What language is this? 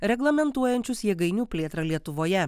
Lithuanian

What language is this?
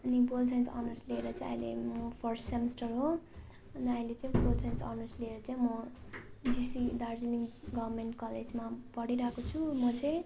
Nepali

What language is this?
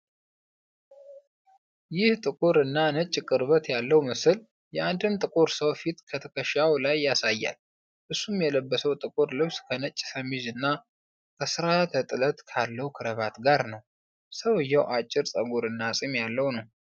Amharic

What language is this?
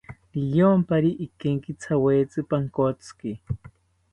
South Ucayali Ashéninka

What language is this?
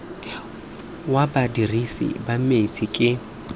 Tswana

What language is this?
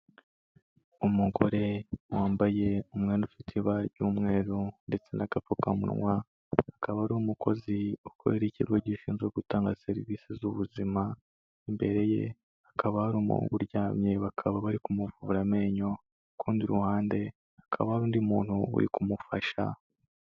Kinyarwanda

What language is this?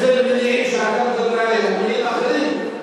Hebrew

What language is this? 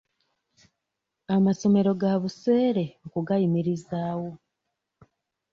Ganda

